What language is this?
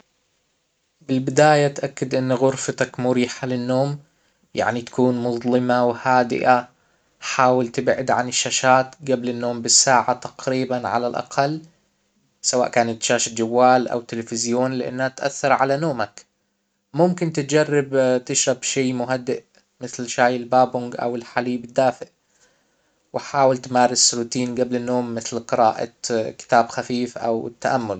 Hijazi Arabic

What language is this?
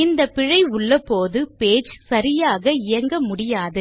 Tamil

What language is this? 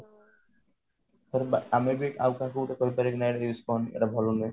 Odia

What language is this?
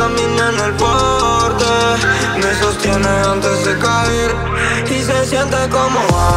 Romanian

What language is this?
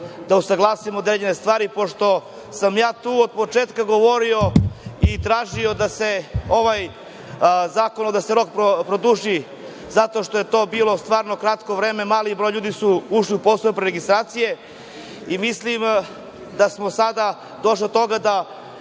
Serbian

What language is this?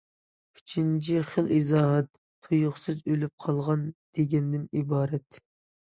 Uyghur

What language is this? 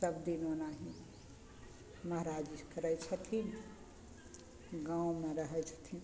Maithili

